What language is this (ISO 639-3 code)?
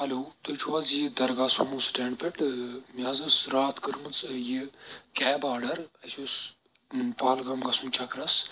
kas